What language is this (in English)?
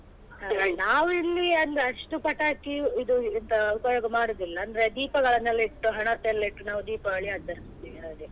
Kannada